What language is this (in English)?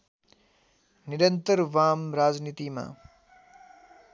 Nepali